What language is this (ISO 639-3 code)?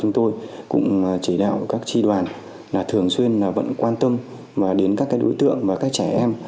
vie